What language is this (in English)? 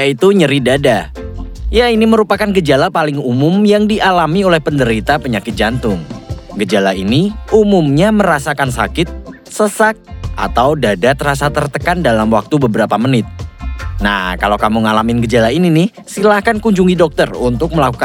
Indonesian